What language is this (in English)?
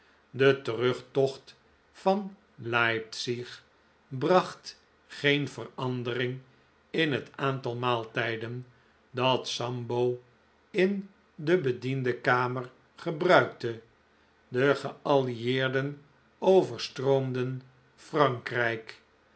Dutch